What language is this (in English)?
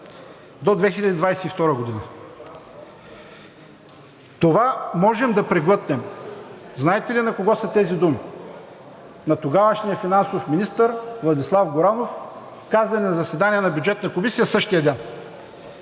Bulgarian